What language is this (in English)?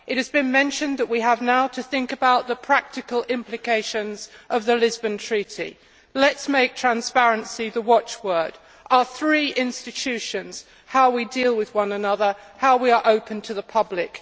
English